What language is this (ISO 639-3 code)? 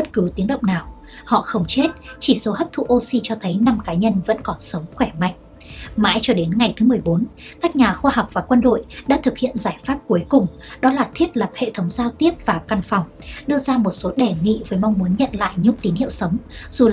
vie